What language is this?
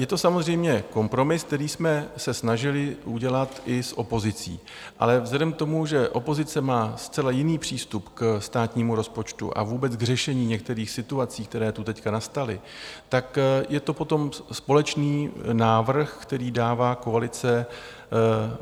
Czech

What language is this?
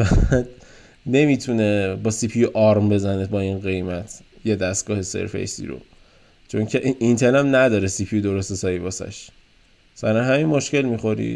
Persian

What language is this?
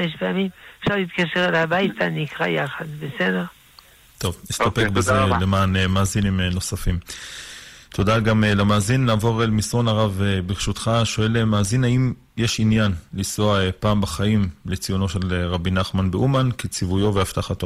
Hebrew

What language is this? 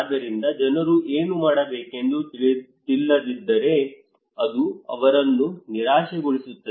Kannada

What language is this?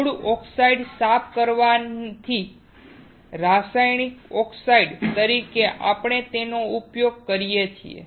Gujarati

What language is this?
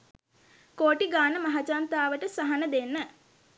Sinhala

